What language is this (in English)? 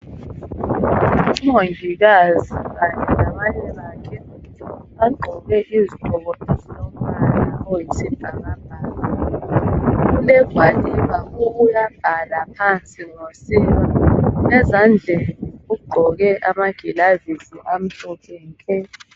North Ndebele